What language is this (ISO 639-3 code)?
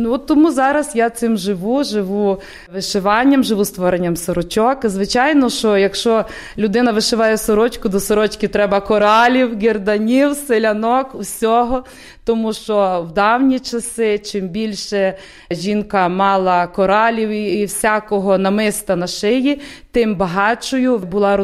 ukr